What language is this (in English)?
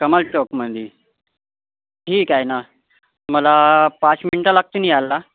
Marathi